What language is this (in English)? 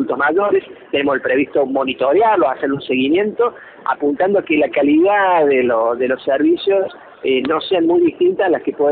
Spanish